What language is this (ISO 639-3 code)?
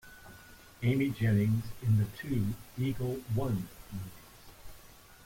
eng